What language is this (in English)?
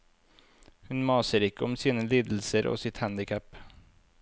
Norwegian